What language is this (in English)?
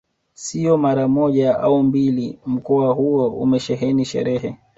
Swahili